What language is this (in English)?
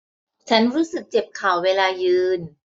Thai